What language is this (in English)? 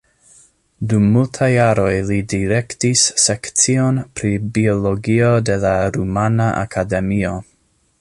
Esperanto